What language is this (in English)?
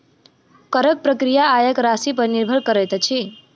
Maithili